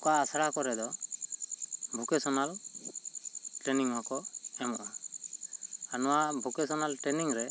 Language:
Santali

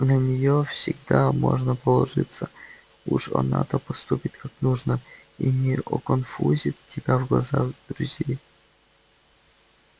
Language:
Russian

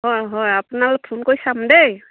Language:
Assamese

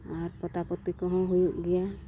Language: Santali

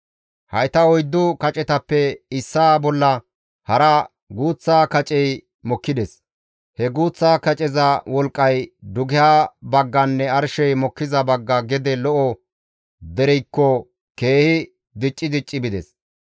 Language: Gamo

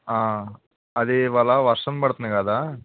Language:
Telugu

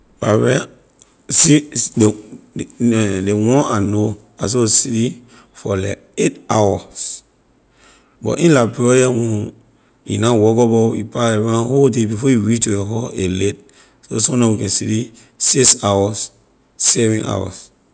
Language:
Liberian English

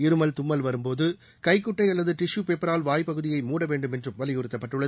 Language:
Tamil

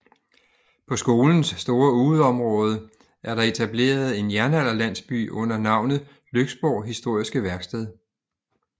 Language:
Danish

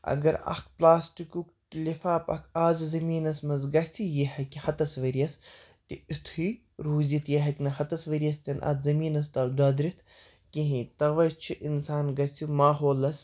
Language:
Kashmiri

